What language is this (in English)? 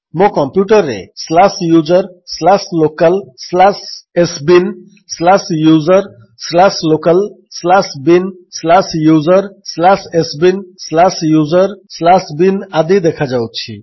Odia